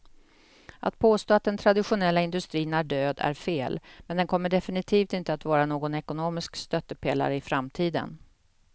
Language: Swedish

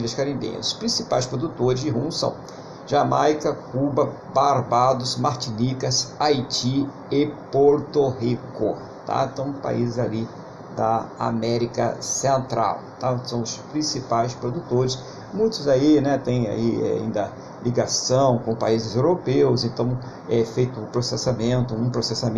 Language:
Portuguese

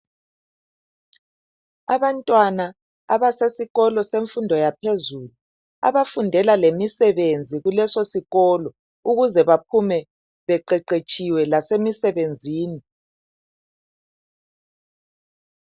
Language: North Ndebele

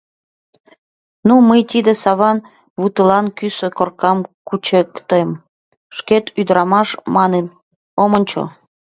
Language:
Mari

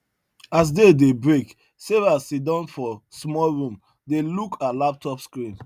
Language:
Nigerian Pidgin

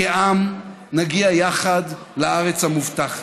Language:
Hebrew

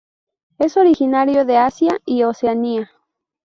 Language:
Spanish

